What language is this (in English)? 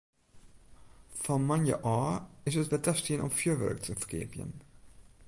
Western Frisian